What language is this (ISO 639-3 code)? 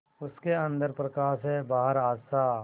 hin